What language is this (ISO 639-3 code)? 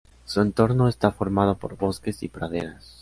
spa